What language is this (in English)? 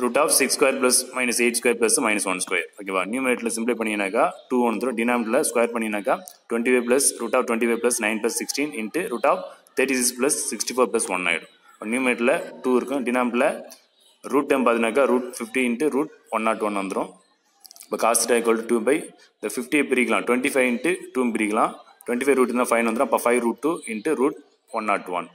Tamil